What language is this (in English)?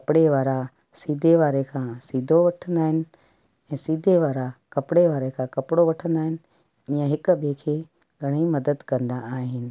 Sindhi